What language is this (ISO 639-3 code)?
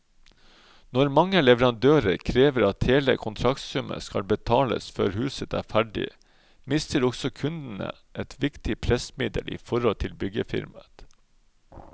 nor